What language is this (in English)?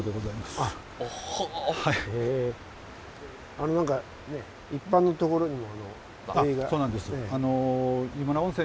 Japanese